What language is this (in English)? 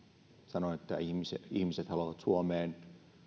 Finnish